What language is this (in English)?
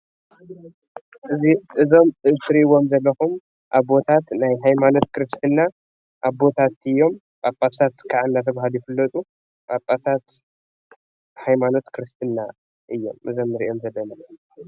Tigrinya